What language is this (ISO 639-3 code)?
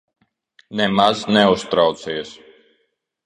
lav